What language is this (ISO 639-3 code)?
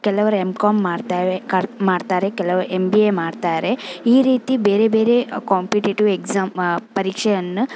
kan